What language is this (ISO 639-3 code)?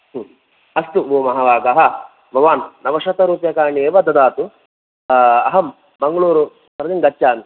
san